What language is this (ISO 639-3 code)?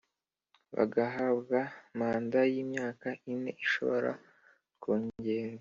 kin